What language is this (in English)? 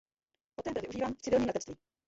Czech